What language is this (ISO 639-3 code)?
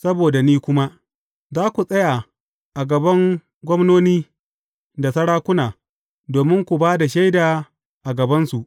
hau